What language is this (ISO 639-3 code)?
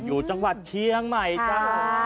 tha